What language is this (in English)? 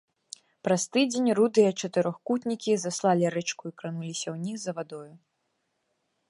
Belarusian